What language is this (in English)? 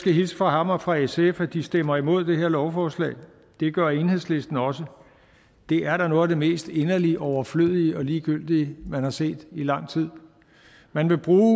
Danish